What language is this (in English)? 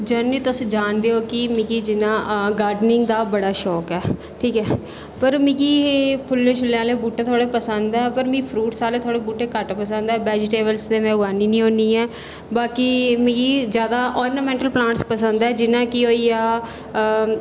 Dogri